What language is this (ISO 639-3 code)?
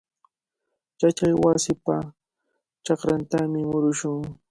qvl